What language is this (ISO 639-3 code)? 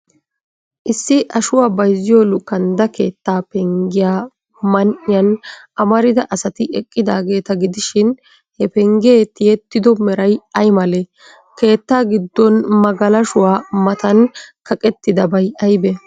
wal